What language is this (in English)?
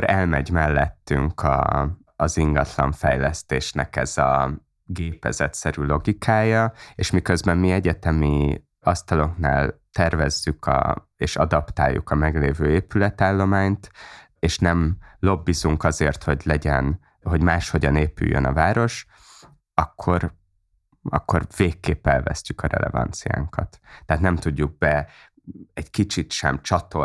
Hungarian